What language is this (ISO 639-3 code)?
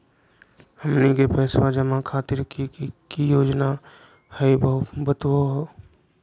mag